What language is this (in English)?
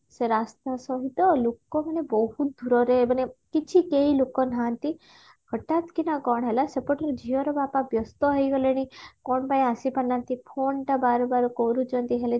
Odia